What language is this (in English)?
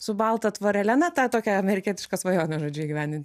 Lithuanian